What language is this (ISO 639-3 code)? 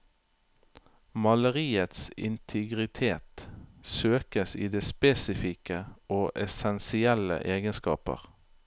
nor